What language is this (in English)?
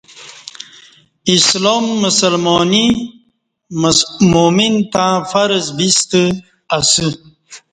Kati